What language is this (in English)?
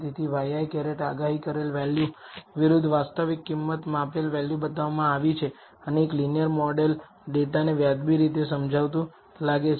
Gujarati